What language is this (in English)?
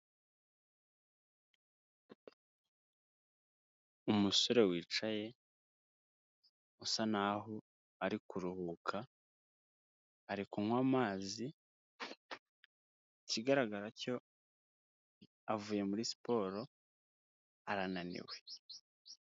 Kinyarwanda